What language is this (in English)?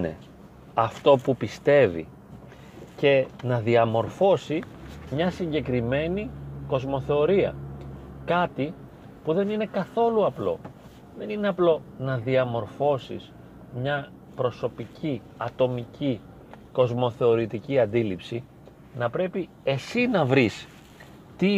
Greek